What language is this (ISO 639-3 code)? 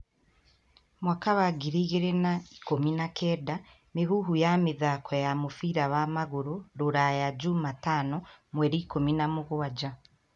kik